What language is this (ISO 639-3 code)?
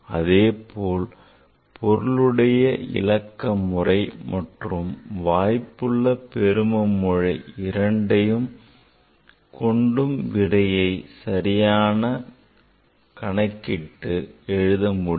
tam